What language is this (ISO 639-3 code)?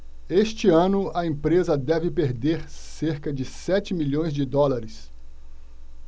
por